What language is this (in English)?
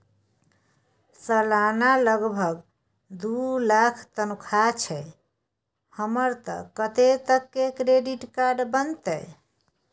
Maithili